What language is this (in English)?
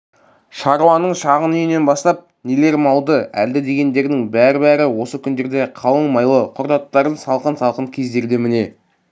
Kazakh